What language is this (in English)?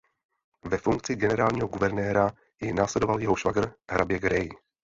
Czech